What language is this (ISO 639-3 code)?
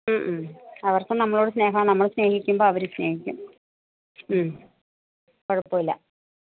mal